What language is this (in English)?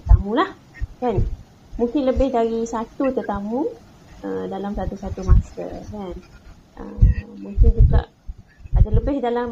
Malay